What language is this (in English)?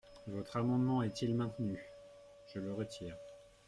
French